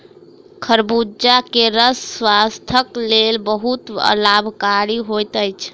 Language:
Maithili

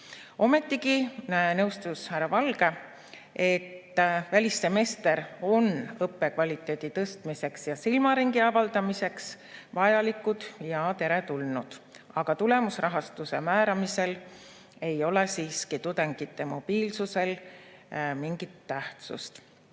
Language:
Estonian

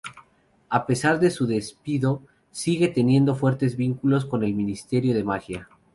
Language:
Spanish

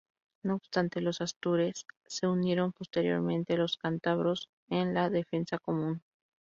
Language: Spanish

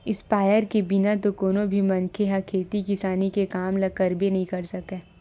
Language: Chhattisgarhi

